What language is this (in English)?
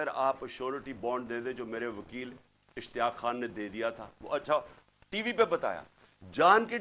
Urdu